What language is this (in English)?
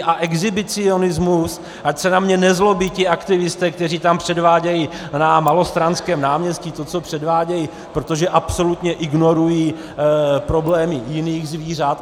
Czech